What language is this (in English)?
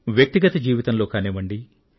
Telugu